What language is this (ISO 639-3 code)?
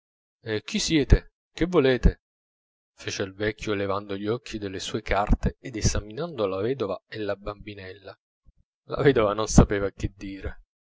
ita